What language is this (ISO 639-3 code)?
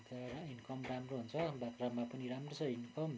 nep